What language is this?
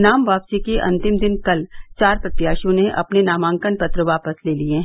Hindi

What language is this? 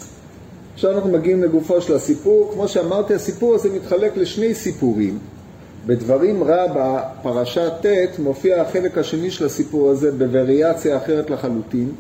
Hebrew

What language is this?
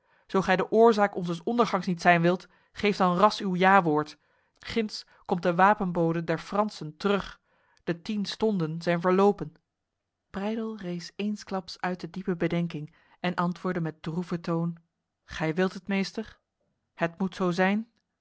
Dutch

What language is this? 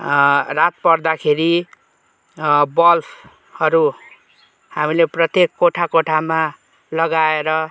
Nepali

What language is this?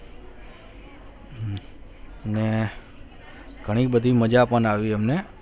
Gujarati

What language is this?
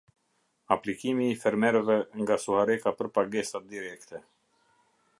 Albanian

